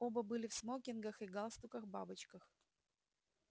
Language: Russian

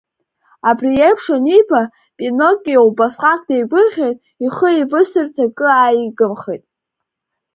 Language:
Abkhazian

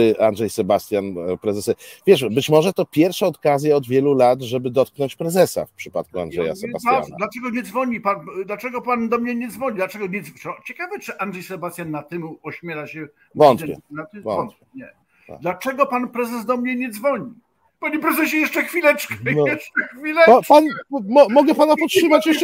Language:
Polish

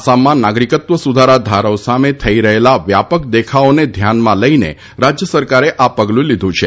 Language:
Gujarati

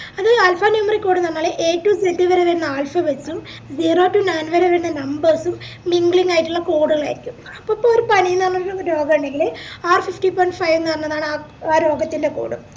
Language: Malayalam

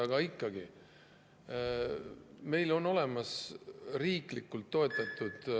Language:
Estonian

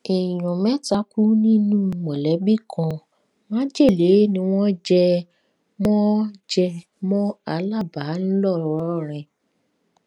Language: Yoruba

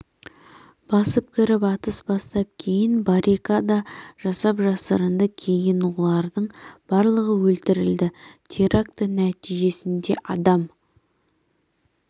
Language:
Kazakh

